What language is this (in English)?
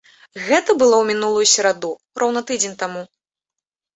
Belarusian